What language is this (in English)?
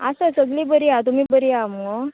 Konkani